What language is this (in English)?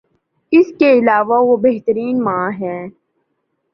Urdu